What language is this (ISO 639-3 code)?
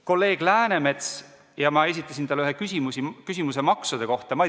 est